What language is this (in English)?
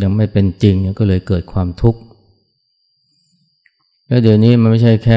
Thai